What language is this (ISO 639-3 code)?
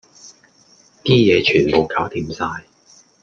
yue